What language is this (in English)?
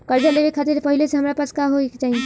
Bhojpuri